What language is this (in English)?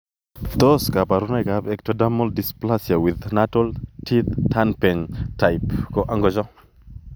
Kalenjin